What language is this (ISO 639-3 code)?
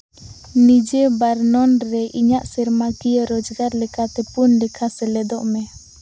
sat